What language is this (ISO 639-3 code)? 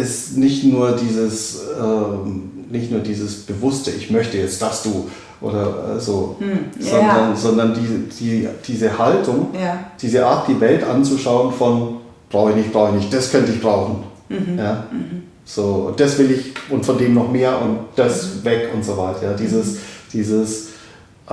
deu